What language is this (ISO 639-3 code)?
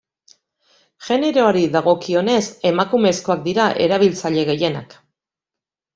eus